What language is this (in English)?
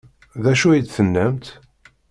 Kabyle